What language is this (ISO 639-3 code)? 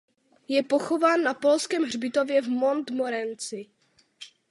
ces